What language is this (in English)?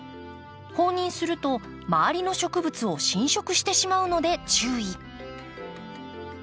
Japanese